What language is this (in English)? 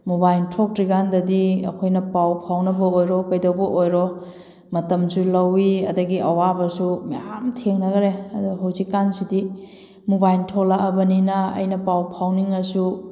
Manipuri